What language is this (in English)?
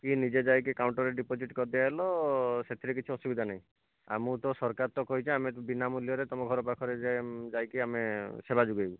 Odia